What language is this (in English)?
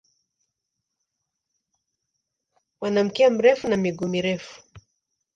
Swahili